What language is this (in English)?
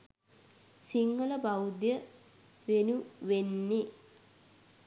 Sinhala